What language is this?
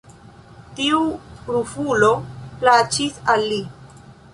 Esperanto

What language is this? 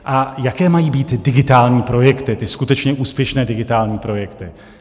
Czech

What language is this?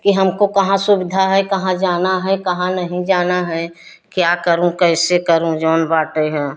Hindi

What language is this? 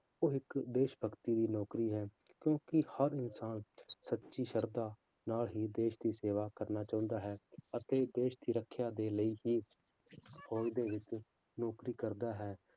Punjabi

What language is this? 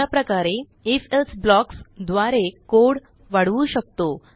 Marathi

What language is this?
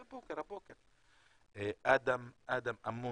Hebrew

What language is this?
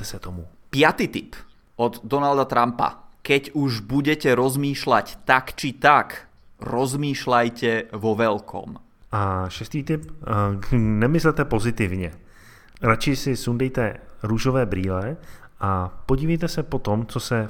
Czech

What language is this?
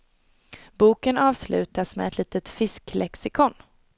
Swedish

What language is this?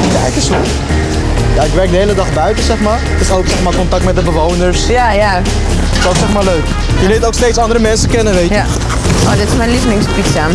Dutch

